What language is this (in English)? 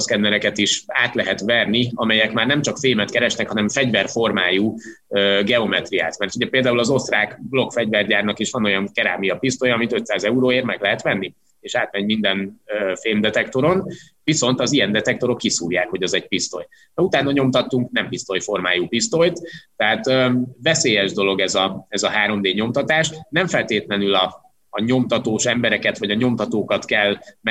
Hungarian